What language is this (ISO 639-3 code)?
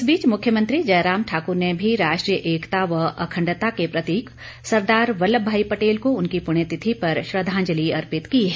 hin